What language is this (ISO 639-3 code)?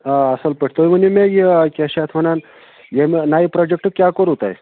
kas